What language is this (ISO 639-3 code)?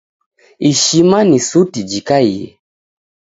dav